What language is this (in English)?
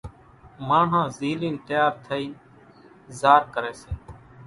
Kachi Koli